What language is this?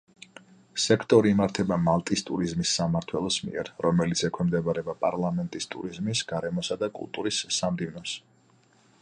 Georgian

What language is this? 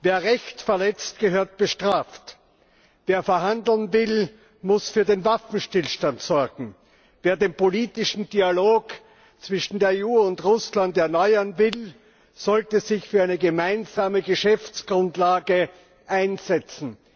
German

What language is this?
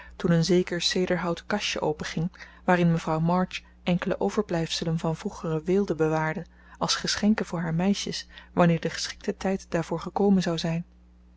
Dutch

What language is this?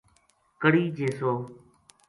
Gujari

